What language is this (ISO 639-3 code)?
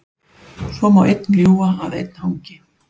isl